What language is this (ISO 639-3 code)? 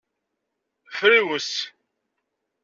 kab